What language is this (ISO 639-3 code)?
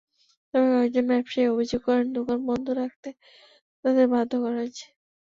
ben